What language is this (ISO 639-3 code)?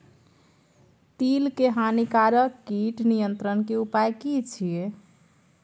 mai